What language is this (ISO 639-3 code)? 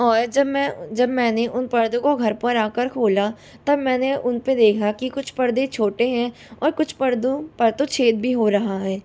hin